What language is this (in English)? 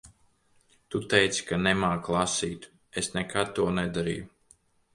Latvian